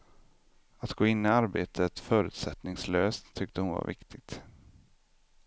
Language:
Swedish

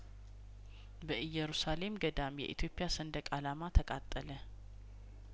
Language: Amharic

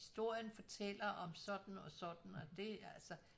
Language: Danish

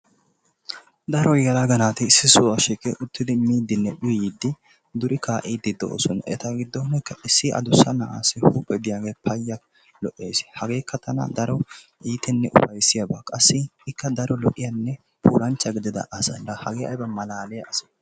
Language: Wolaytta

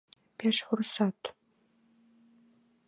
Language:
Mari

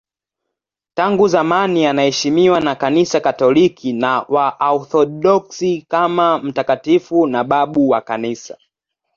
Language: Swahili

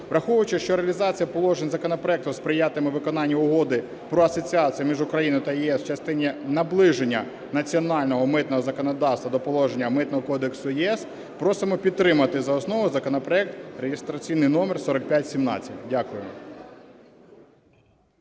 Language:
Ukrainian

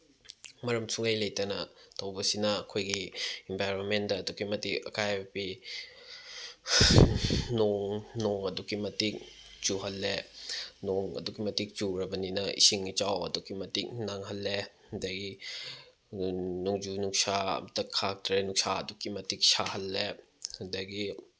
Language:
Manipuri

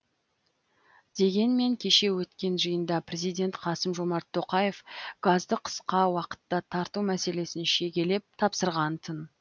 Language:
Kazakh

